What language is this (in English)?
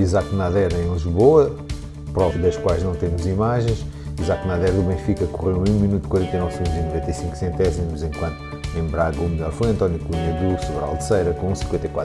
Portuguese